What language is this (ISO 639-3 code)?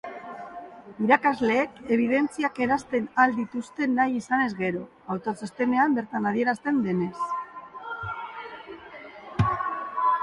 eus